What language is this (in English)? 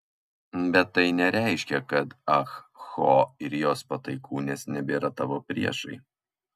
Lithuanian